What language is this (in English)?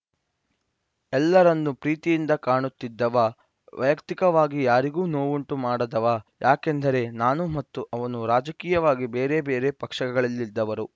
Kannada